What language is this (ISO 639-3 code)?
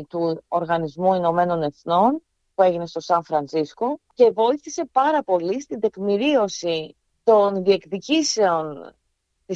ell